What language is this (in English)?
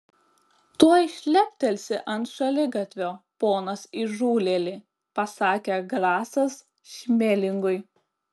Lithuanian